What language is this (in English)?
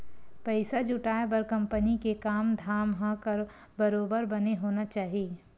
Chhattisgarhi